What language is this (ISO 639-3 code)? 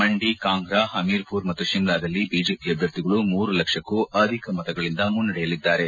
kan